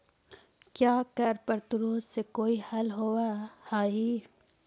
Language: Magahi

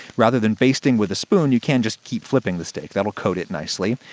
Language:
English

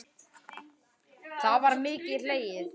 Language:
Icelandic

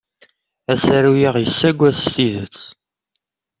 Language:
Kabyle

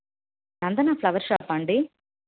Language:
Telugu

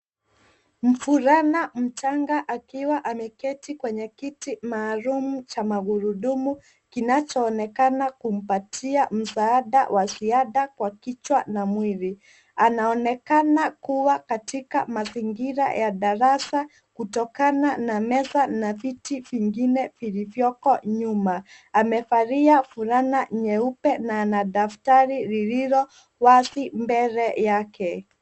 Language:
Swahili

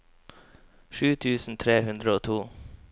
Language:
Norwegian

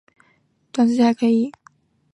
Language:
Chinese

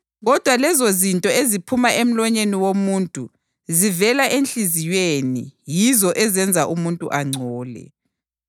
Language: North Ndebele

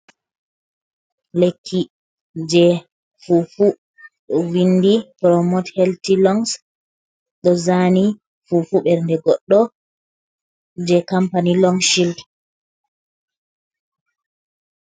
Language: Fula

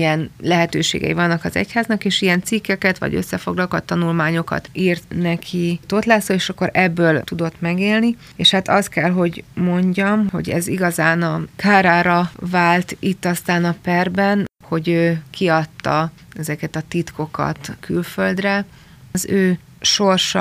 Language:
Hungarian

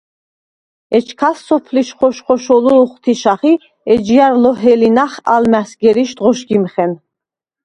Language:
Svan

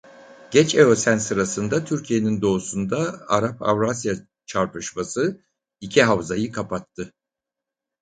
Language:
Turkish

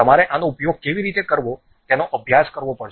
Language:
Gujarati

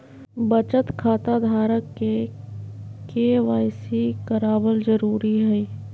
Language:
Magahi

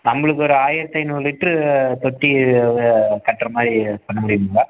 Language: Tamil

